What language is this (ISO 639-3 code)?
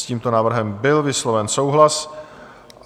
ces